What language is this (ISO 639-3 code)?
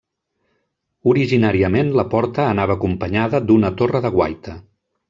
cat